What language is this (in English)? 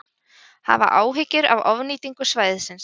Icelandic